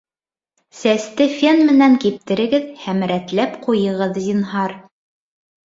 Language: Bashkir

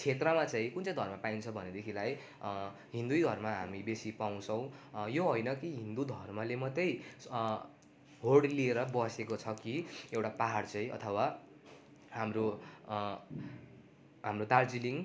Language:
Nepali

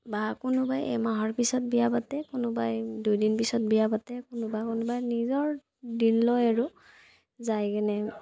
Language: Assamese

